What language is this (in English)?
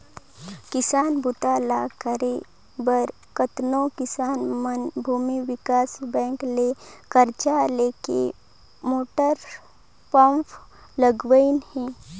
Chhattisgarhi